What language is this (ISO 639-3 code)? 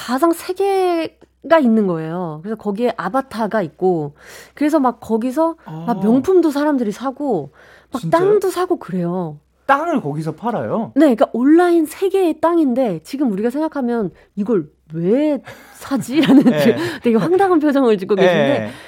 kor